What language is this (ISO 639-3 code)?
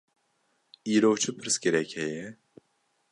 kur